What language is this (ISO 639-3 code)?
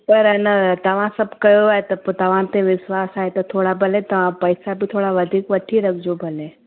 snd